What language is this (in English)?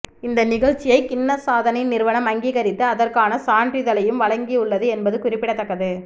Tamil